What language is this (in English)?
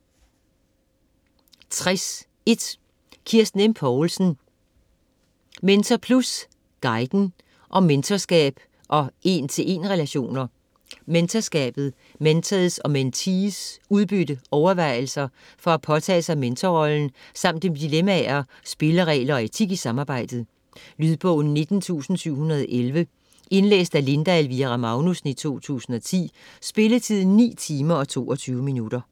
Danish